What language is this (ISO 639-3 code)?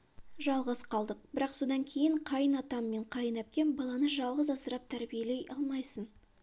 kaz